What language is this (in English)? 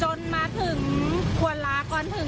Thai